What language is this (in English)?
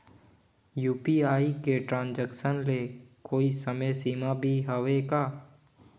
Chhattisgarhi